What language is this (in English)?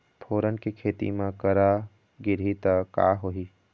Chhattisgarhi